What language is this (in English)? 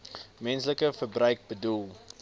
Afrikaans